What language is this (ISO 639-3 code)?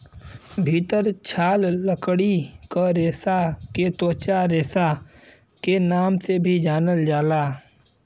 bho